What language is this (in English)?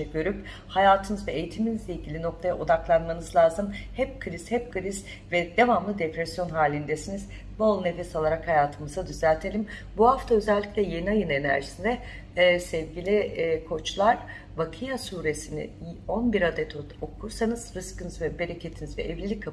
Turkish